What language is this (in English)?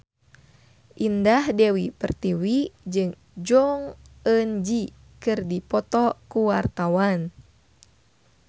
Sundanese